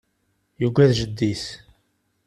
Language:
Kabyle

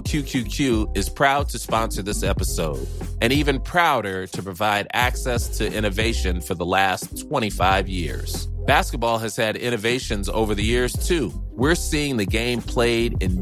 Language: Urdu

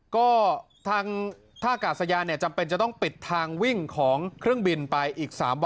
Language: Thai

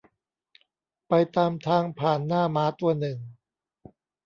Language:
Thai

